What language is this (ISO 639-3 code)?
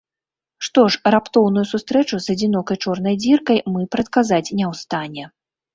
bel